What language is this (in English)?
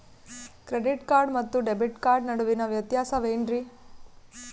Kannada